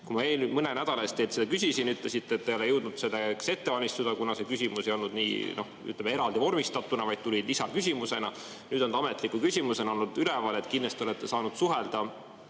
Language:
Estonian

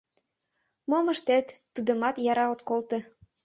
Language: Mari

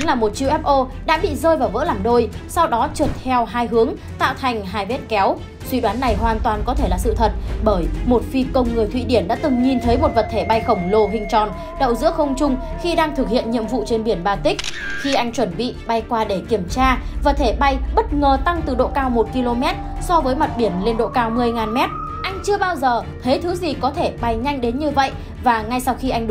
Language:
Vietnamese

